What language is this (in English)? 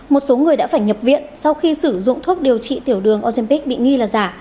Vietnamese